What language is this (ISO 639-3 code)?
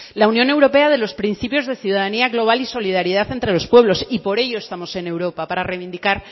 spa